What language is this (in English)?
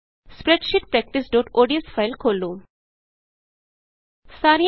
Punjabi